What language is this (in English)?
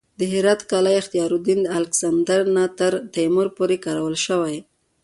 Pashto